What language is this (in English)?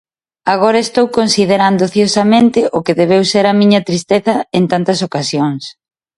Galician